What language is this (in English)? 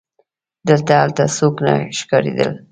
Pashto